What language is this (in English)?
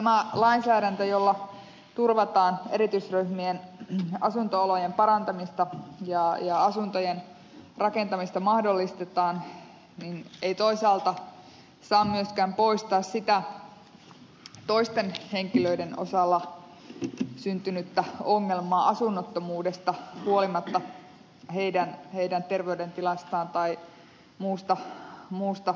Finnish